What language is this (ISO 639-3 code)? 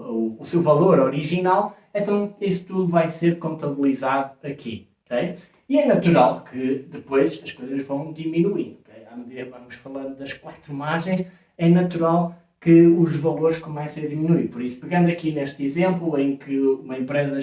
por